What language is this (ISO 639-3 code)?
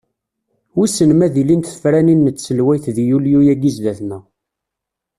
kab